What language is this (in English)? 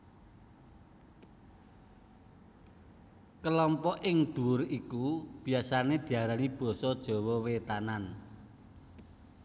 Javanese